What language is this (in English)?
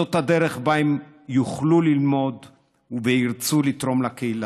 Hebrew